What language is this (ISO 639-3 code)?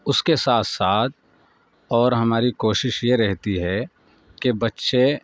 urd